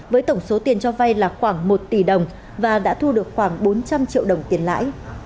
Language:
Vietnamese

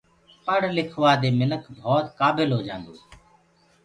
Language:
Gurgula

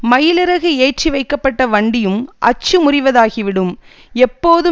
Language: Tamil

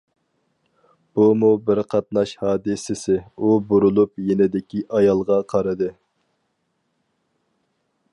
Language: Uyghur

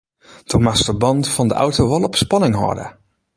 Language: Western Frisian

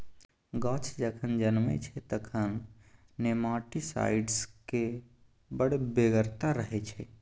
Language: Maithili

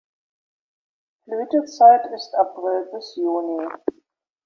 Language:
German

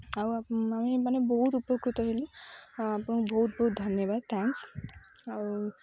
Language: Odia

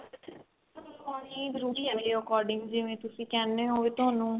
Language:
Punjabi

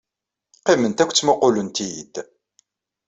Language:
Kabyle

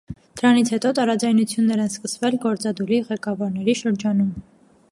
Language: Armenian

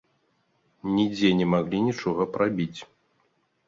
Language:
Belarusian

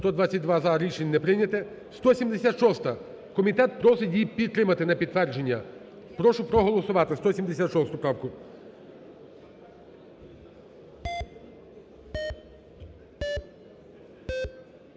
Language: Ukrainian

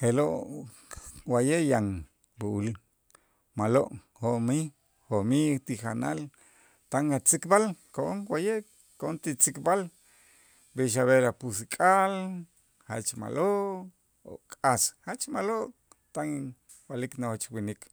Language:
Itzá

